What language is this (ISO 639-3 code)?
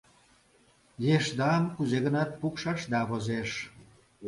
chm